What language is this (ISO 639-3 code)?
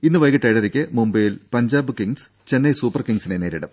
mal